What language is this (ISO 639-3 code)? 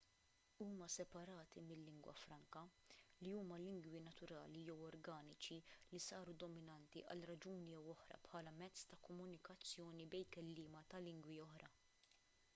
mlt